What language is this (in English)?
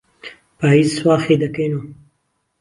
Central Kurdish